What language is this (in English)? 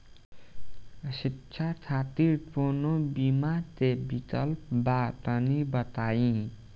Bhojpuri